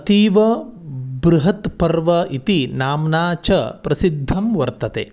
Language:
Sanskrit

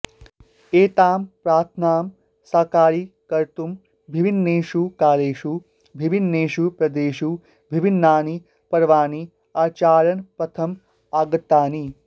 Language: Sanskrit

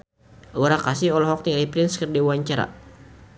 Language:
Sundanese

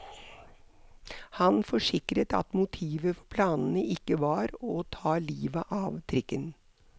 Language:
Norwegian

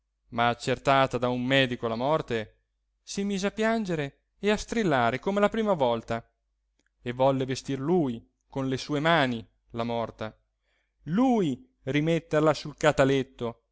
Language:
Italian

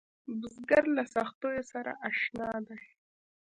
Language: Pashto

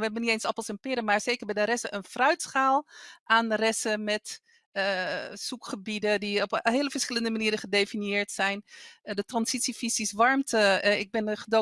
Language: Dutch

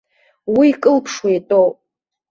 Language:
Abkhazian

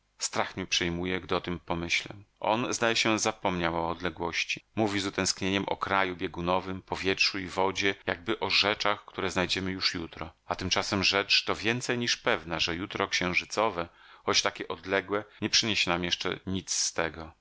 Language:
Polish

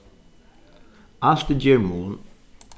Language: Faroese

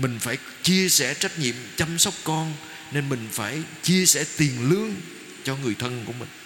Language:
Vietnamese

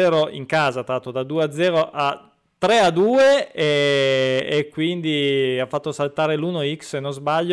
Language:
Italian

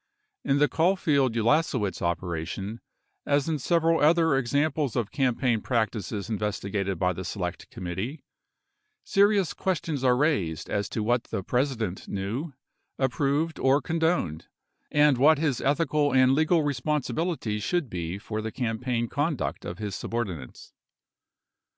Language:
English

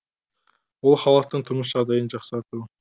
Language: Kazakh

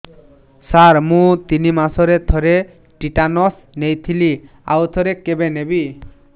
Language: Odia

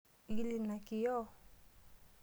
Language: Masai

